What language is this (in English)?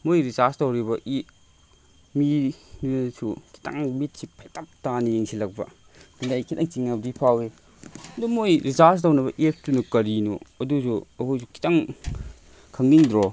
Manipuri